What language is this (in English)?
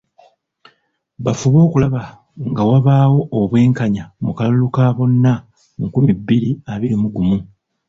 Ganda